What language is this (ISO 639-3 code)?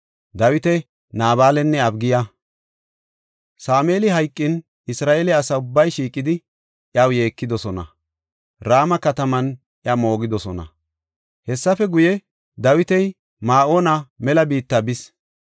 gof